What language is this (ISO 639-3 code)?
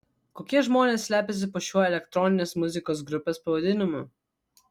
lit